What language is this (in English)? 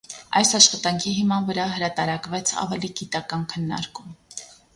Armenian